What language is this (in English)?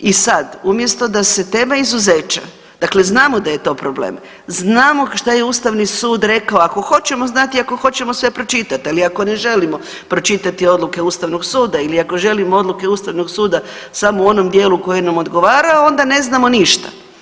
Croatian